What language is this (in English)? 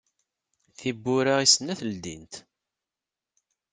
Kabyle